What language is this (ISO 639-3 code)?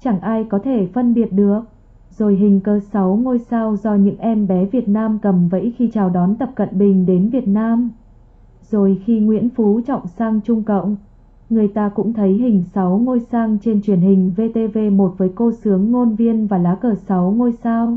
vie